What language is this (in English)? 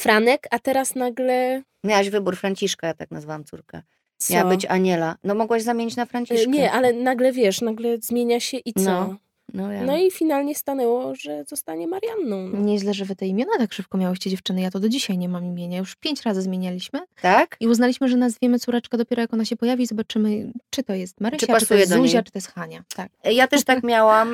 Polish